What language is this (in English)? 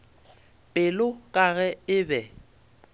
Northern Sotho